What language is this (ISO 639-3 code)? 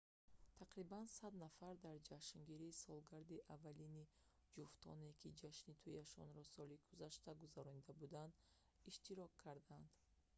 tgk